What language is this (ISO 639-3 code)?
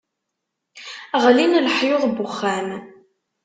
kab